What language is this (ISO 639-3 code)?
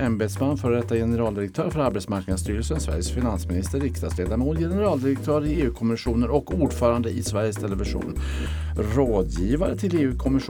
swe